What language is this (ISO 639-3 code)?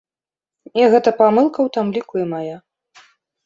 bel